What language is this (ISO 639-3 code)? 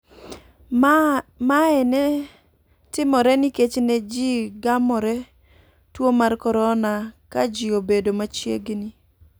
luo